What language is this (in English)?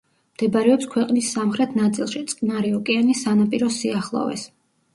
Georgian